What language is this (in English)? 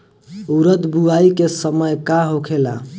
Bhojpuri